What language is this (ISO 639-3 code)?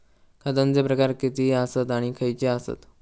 mar